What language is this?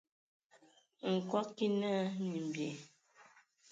Ewondo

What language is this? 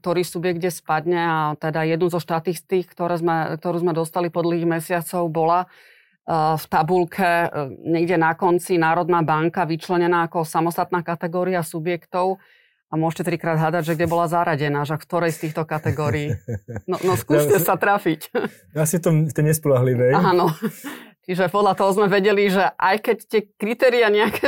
Slovak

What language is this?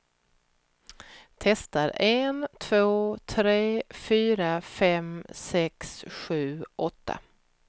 Swedish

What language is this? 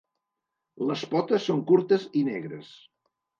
Catalan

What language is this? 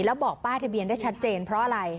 Thai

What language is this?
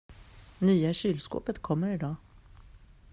Swedish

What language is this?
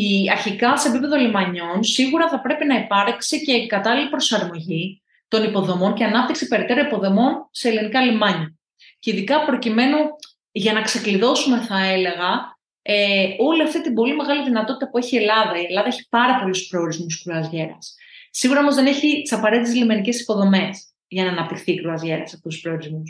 Greek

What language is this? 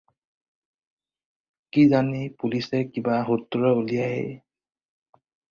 Assamese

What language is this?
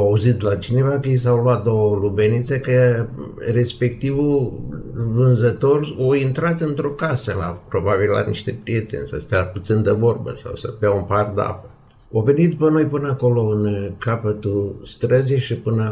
Romanian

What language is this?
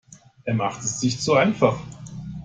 German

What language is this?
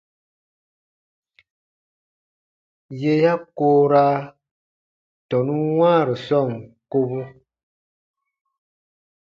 Baatonum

